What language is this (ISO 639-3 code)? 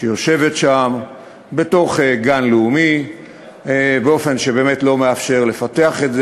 heb